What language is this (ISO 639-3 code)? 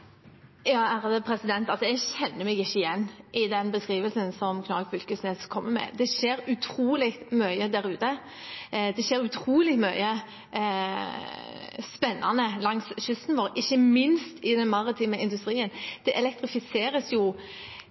nob